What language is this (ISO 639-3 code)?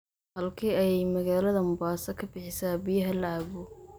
som